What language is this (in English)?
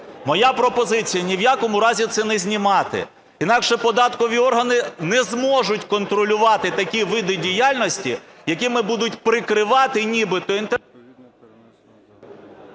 Ukrainian